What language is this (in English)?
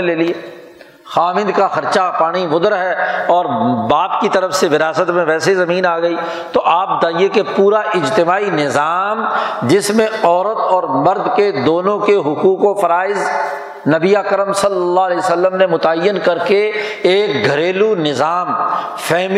Urdu